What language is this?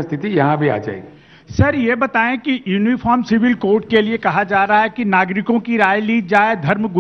Hindi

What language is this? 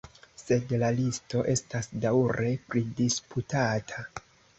Esperanto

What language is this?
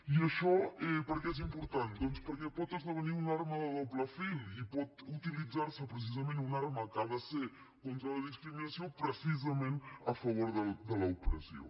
Catalan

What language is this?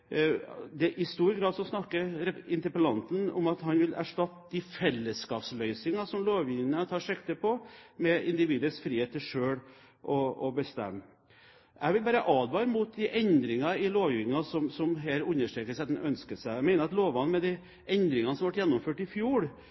Norwegian Bokmål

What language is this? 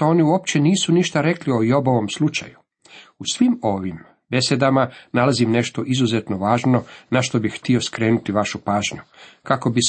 Croatian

